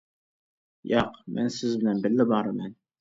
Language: Uyghur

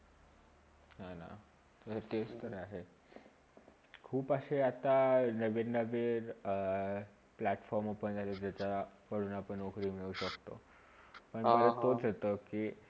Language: Marathi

